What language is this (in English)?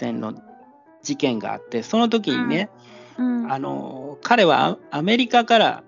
Japanese